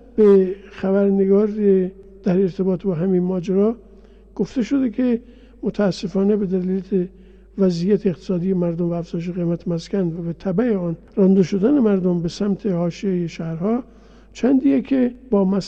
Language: Persian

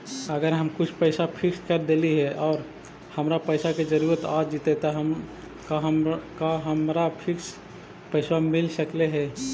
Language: Magahi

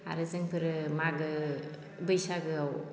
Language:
Bodo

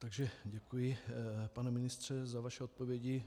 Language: Czech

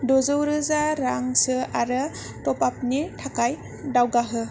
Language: Bodo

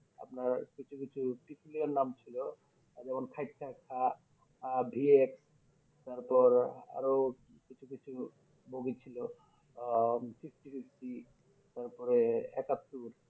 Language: Bangla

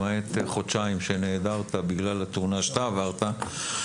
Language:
Hebrew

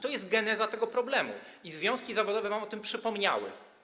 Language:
Polish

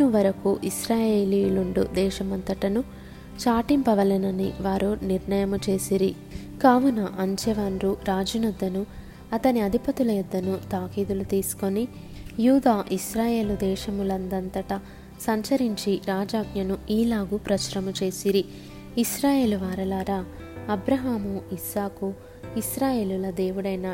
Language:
Telugu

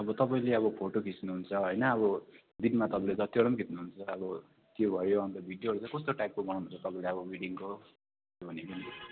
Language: Nepali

